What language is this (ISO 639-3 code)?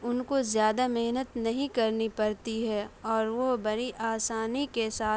urd